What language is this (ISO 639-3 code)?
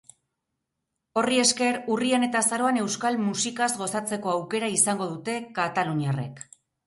eus